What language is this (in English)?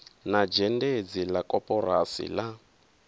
Venda